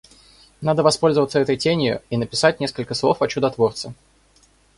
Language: Russian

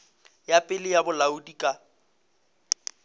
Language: Northern Sotho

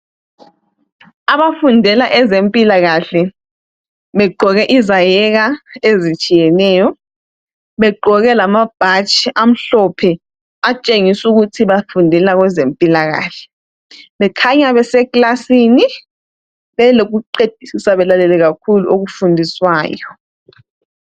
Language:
North Ndebele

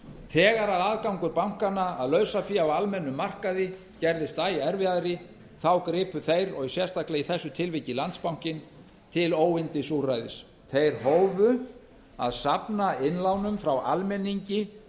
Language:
Icelandic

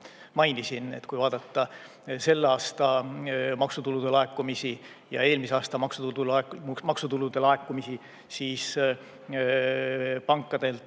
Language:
Estonian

